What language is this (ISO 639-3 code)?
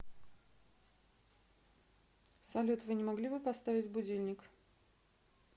rus